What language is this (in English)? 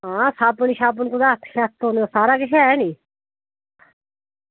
Dogri